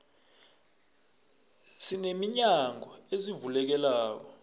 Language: South Ndebele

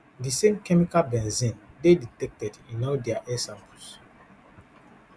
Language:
Nigerian Pidgin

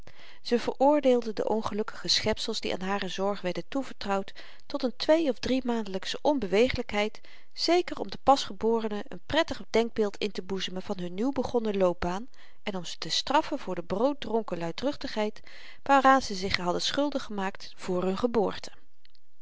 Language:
Dutch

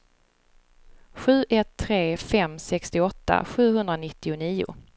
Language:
Swedish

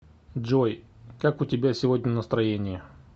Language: Russian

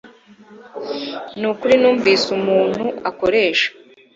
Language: Kinyarwanda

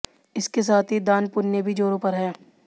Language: Hindi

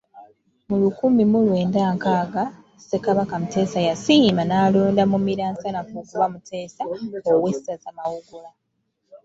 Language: Ganda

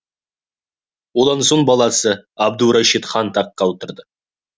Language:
Kazakh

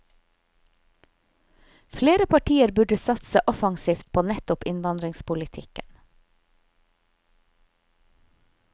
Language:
Norwegian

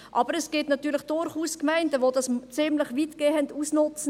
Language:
Swiss German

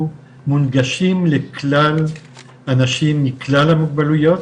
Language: Hebrew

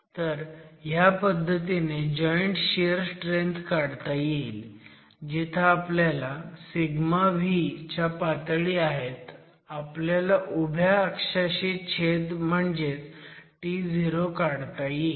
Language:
Marathi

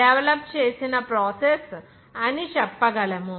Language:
Telugu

